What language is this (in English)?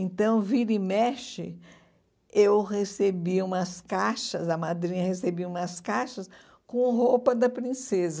Portuguese